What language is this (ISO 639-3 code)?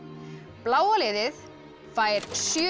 isl